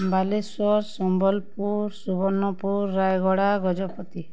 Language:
Odia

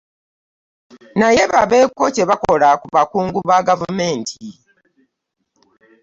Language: Ganda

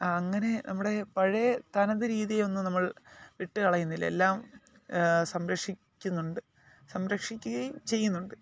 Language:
Malayalam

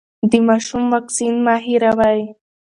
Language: Pashto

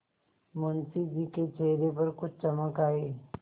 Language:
Hindi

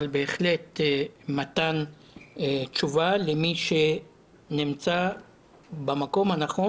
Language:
Hebrew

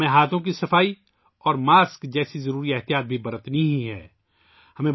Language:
Urdu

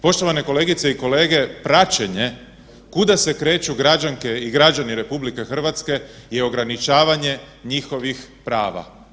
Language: Croatian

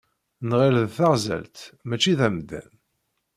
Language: Kabyle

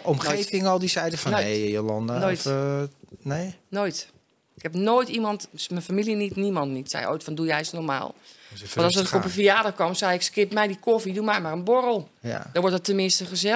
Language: Dutch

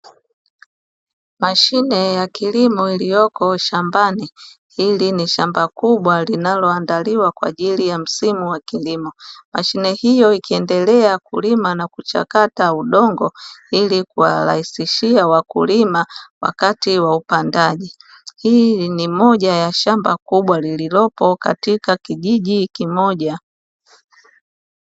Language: Swahili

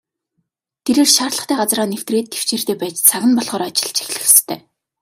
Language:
Mongolian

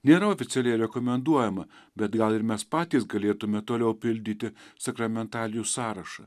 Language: Lithuanian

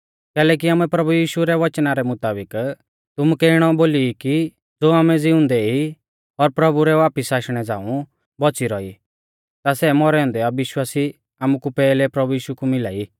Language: Mahasu Pahari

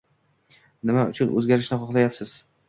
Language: Uzbek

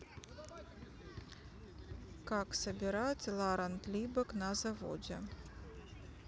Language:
Russian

